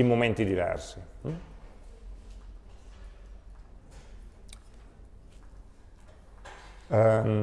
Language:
Italian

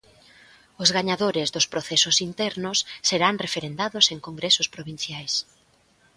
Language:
Galician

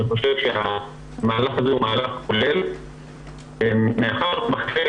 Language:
Hebrew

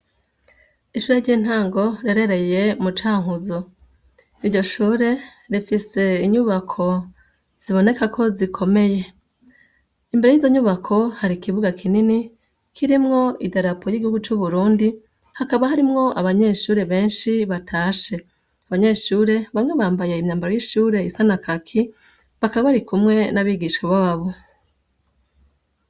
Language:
Rundi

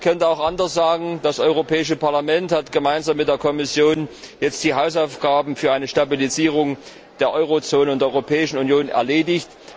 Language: German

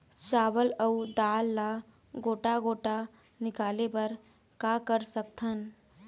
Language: Chhattisgarhi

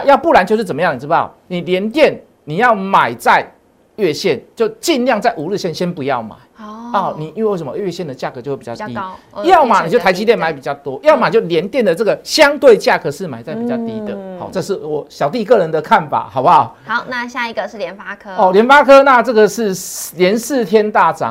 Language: Chinese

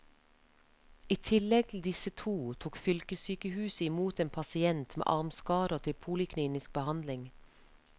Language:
Norwegian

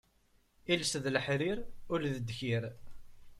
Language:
Kabyle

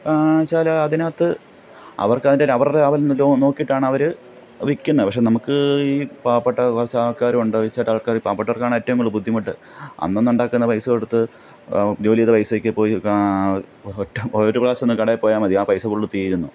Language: Malayalam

